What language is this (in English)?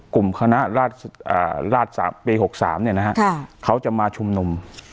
Thai